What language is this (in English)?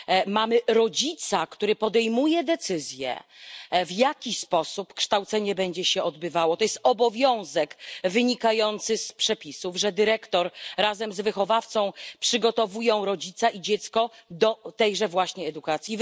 Polish